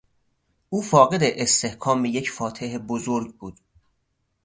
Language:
Persian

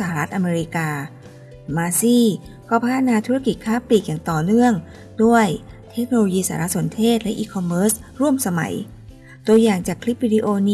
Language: Thai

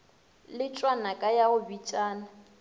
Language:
Northern Sotho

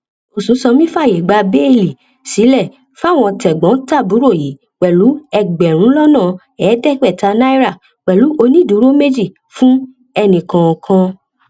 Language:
Yoruba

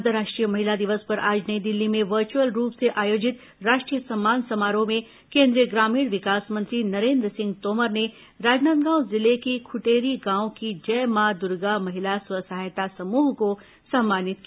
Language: Hindi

